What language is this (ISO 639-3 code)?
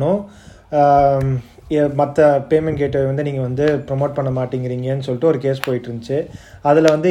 tam